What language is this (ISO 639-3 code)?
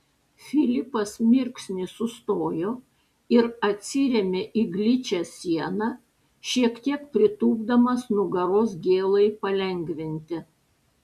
lit